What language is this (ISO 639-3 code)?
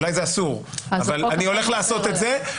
heb